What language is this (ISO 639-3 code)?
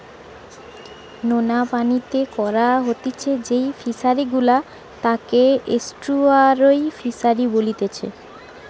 ben